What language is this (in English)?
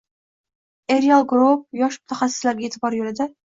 Uzbek